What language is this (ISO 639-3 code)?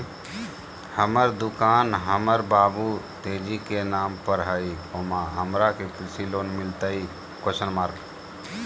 mag